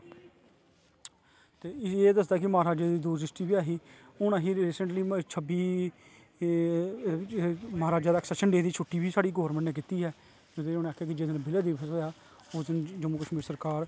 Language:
Dogri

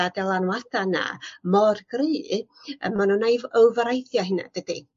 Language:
Welsh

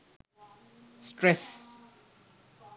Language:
Sinhala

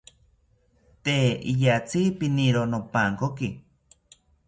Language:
South Ucayali Ashéninka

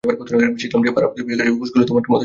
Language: Bangla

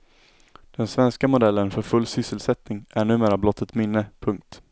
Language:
Swedish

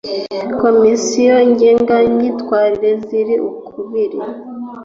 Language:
Kinyarwanda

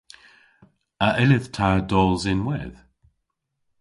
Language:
Cornish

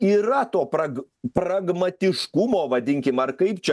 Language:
Lithuanian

